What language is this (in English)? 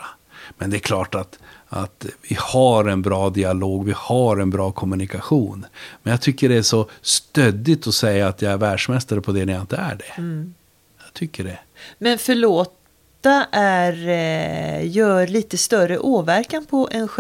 Swedish